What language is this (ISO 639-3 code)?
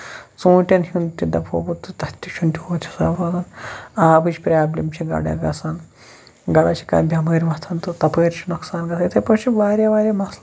kas